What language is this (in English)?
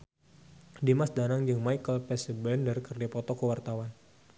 Sundanese